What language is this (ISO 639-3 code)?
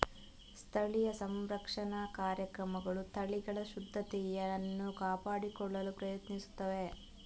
kan